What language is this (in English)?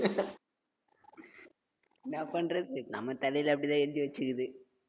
Tamil